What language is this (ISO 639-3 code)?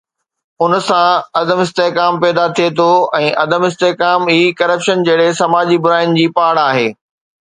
snd